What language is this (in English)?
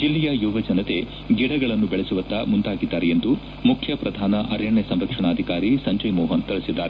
Kannada